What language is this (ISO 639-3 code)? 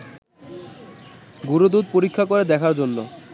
ben